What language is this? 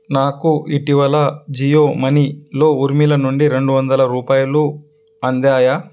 Telugu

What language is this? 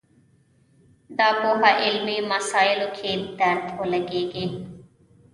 Pashto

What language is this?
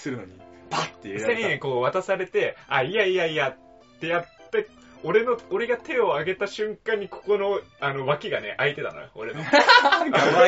Japanese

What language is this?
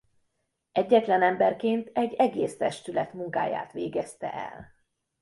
Hungarian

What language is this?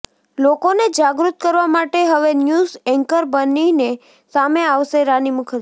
Gujarati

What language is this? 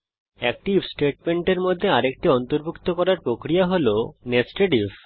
Bangla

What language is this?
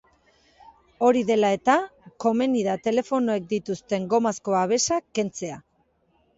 Basque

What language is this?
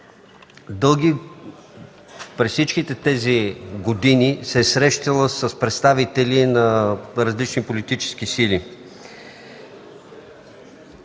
Bulgarian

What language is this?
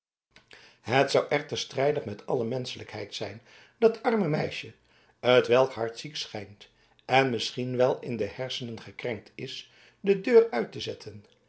Dutch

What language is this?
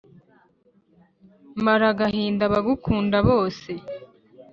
Kinyarwanda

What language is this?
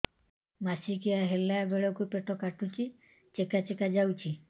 Odia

